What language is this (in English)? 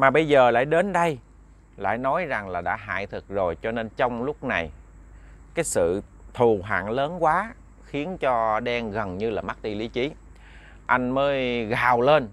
Vietnamese